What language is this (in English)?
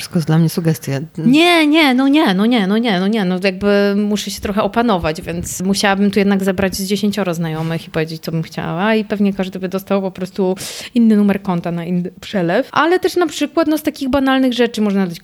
Polish